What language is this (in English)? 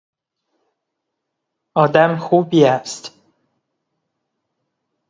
Persian